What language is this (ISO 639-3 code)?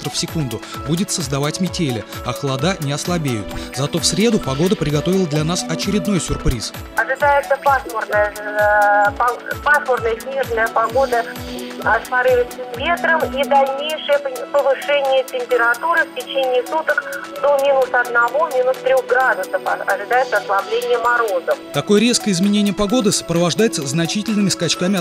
rus